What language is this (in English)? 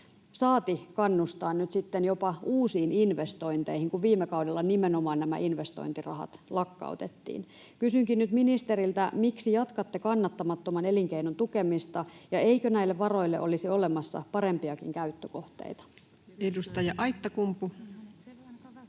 Finnish